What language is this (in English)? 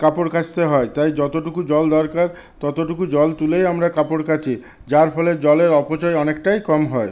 Bangla